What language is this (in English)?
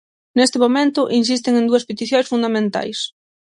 Galician